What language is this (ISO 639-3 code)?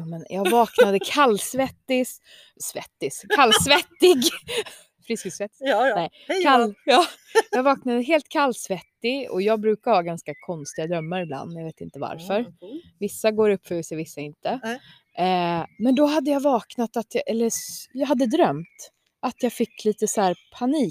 swe